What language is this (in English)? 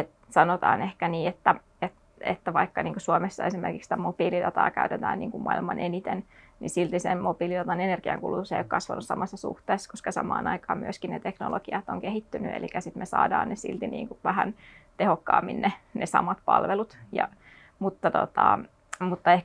Finnish